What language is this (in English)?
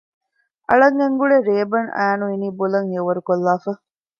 Divehi